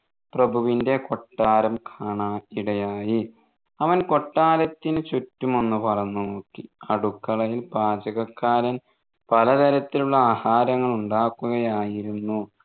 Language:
Malayalam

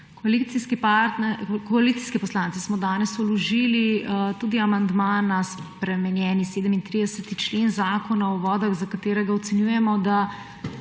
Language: Slovenian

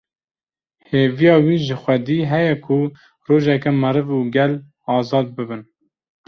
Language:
Kurdish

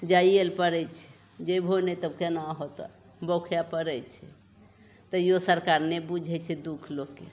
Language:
Maithili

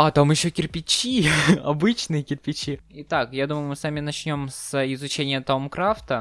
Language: Russian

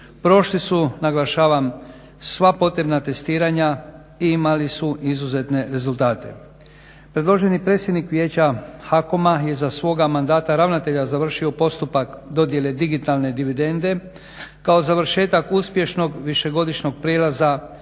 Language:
Croatian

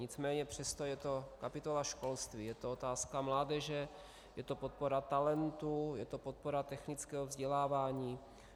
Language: Czech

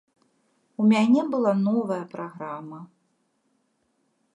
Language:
Belarusian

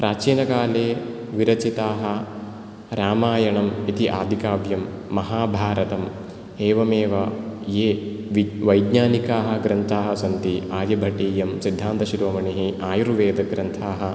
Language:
Sanskrit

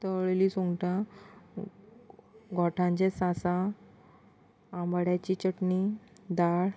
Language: Konkani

